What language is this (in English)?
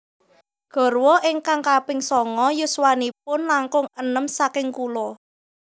Javanese